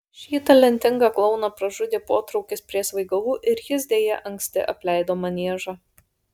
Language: Lithuanian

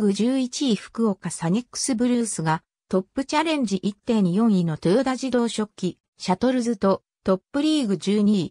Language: Japanese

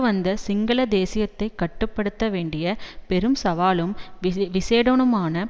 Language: Tamil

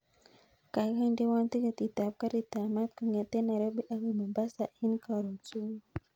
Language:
Kalenjin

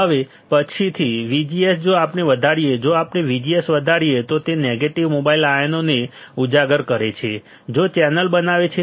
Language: Gujarati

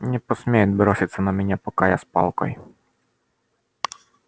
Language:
Russian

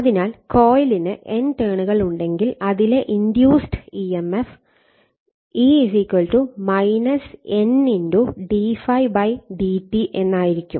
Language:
Malayalam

